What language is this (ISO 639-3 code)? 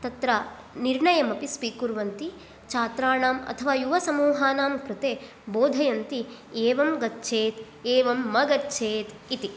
san